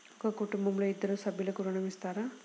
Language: Telugu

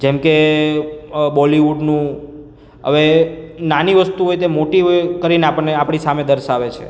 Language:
Gujarati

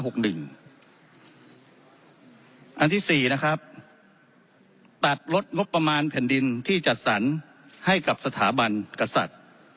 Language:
Thai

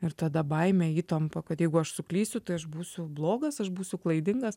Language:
Lithuanian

